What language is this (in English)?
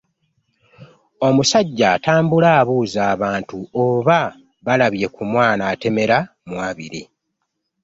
Ganda